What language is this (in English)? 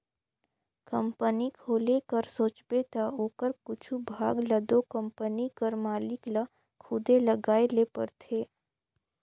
Chhattisgarhi